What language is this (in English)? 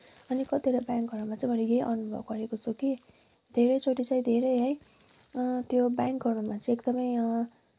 Nepali